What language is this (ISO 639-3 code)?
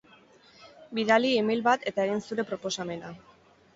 eus